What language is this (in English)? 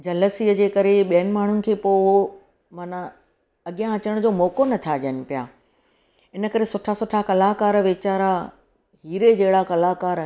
Sindhi